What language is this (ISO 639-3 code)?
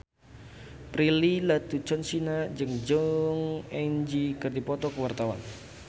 sun